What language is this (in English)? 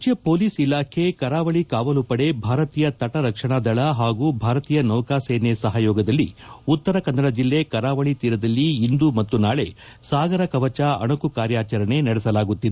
Kannada